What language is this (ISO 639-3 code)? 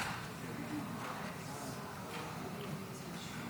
heb